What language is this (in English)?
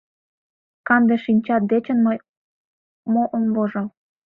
Mari